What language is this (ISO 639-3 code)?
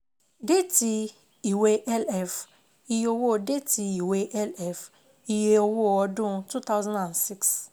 yor